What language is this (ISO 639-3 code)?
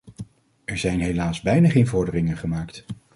nld